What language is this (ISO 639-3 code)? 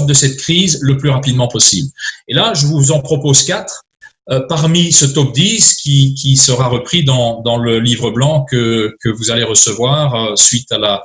fra